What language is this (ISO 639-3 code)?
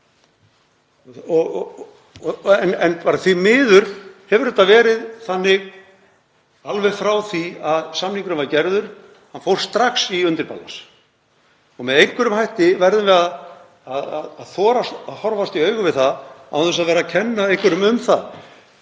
isl